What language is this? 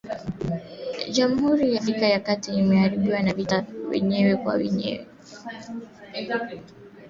Swahili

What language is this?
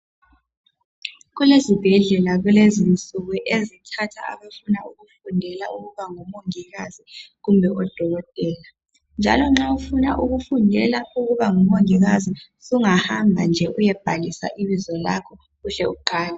North Ndebele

